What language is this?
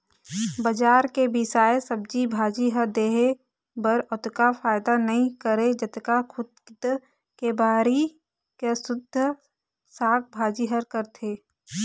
Chhattisgarhi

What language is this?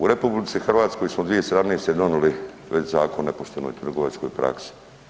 Croatian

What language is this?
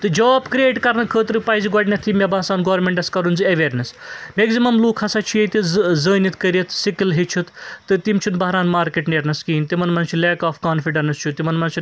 Kashmiri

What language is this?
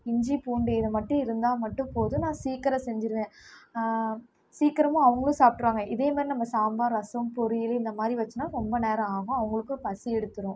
Tamil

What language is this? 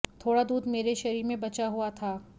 Hindi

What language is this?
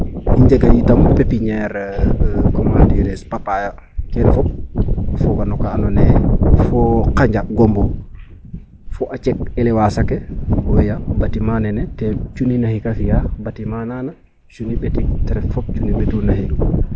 Serer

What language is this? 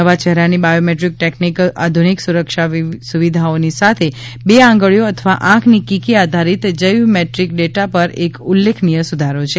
Gujarati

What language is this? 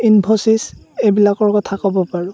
Assamese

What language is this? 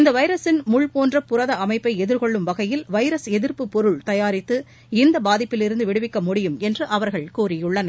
Tamil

